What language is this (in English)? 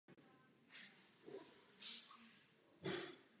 Czech